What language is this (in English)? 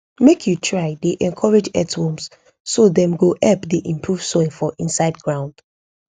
Nigerian Pidgin